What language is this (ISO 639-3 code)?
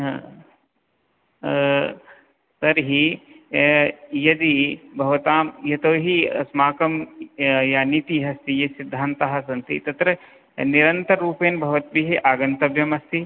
san